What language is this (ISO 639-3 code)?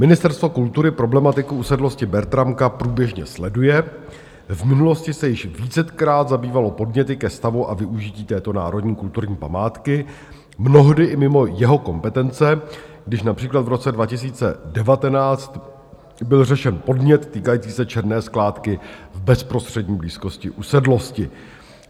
ces